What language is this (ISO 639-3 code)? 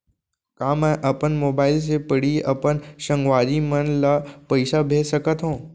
hne